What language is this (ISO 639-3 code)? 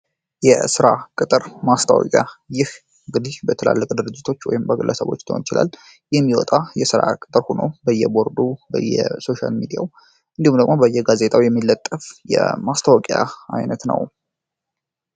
amh